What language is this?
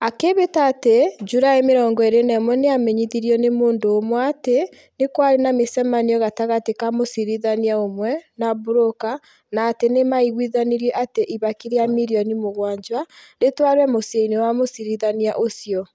Kikuyu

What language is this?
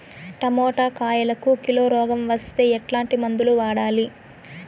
Telugu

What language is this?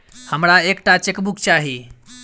Maithili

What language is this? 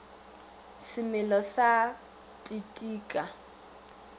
Northern Sotho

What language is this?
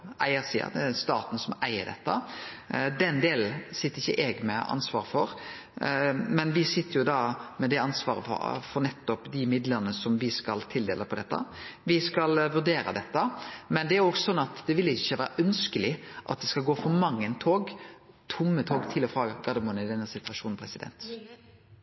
Norwegian Nynorsk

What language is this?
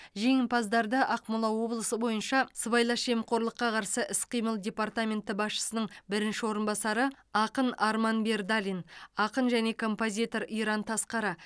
Kazakh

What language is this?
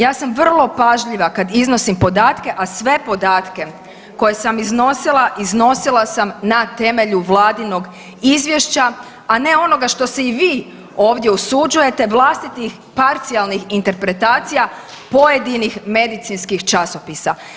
Croatian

